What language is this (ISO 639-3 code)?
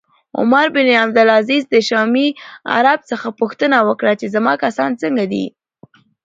pus